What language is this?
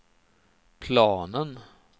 Swedish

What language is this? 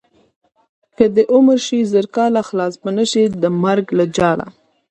Pashto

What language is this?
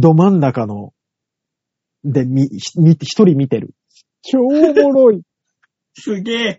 Japanese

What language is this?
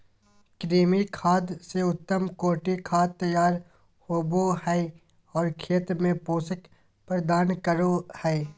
Magahi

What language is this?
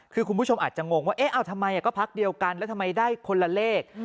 Thai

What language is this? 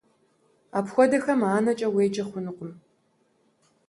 Kabardian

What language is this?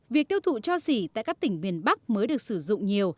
Vietnamese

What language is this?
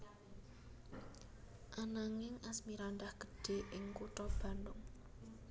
Javanese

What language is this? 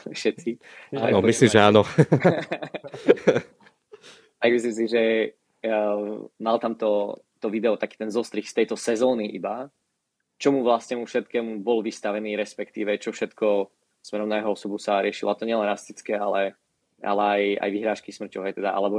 Slovak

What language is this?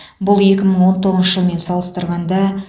Kazakh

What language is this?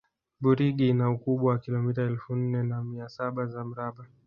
Swahili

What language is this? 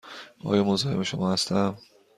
Persian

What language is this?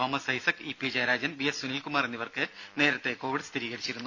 Malayalam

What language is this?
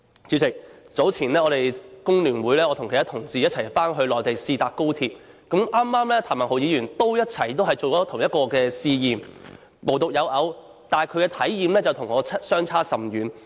Cantonese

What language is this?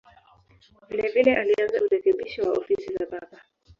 Swahili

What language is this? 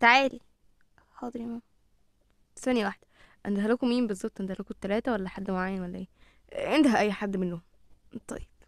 Arabic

